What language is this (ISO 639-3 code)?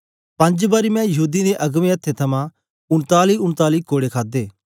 doi